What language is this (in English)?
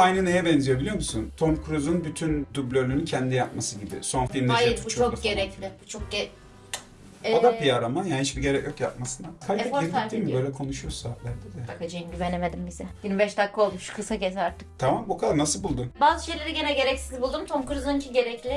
Turkish